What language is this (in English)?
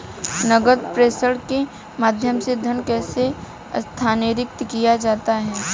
Hindi